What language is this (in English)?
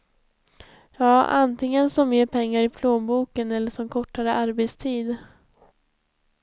Swedish